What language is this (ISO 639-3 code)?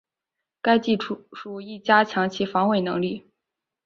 zho